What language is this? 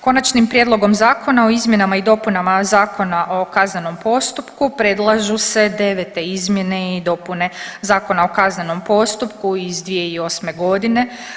Croatian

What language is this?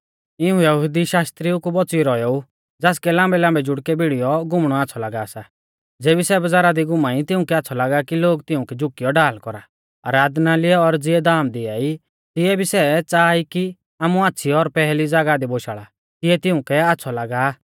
Mahasu Pahari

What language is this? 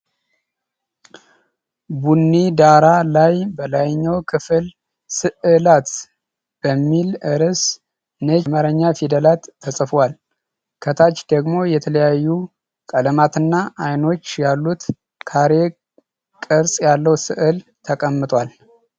Amharic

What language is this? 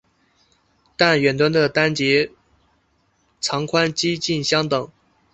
Chinese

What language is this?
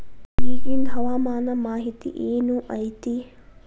Kannada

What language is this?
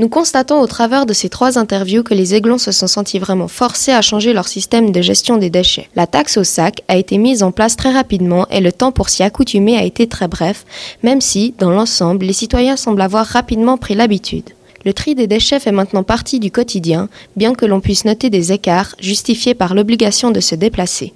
French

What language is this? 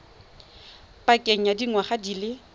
Tswana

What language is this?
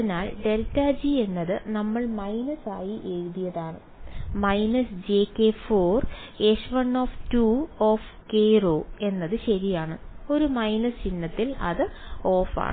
Malayalam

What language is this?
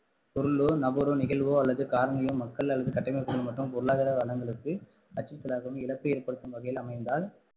Tamil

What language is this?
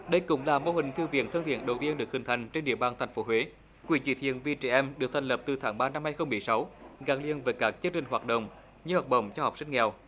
Vietnamese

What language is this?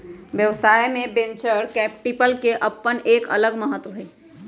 Magahi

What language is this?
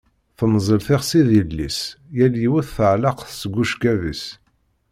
Kabyle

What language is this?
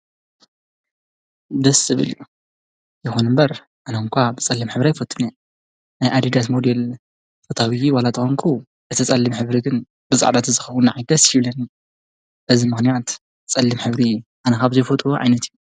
Tigrinya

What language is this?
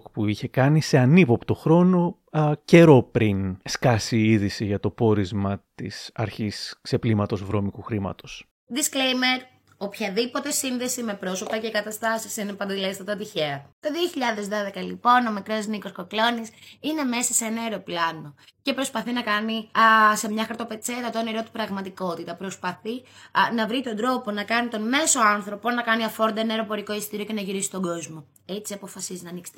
Greek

